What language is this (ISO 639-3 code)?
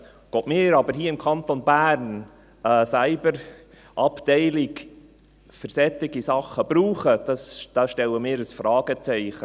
gsw